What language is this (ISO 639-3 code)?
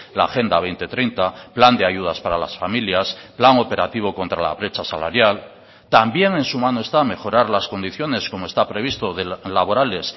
spa